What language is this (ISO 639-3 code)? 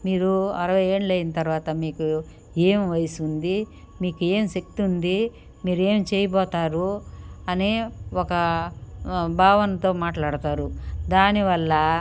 tel